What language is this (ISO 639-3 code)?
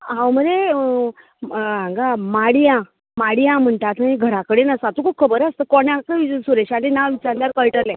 kok